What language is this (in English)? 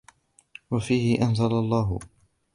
Arabic